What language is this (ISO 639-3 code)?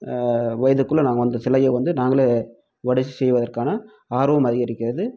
tam